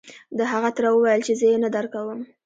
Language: Pashto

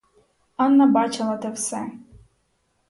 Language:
Ukrainian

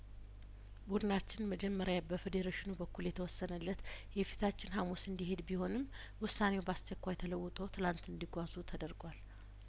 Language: Amharic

